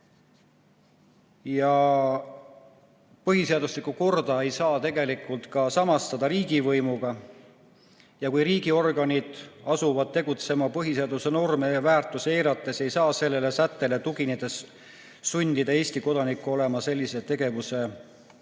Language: Estonian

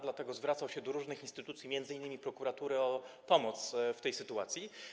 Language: Polish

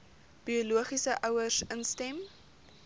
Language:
Afrikaans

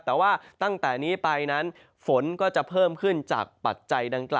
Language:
Thai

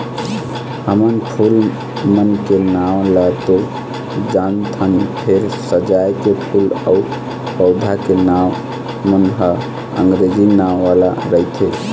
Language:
Chhattisgarhi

